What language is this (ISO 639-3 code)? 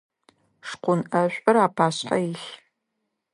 ady